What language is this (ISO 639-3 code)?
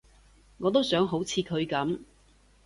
yue